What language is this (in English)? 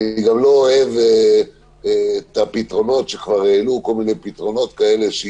Hebrew